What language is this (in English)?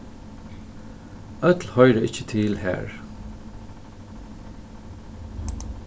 Faroese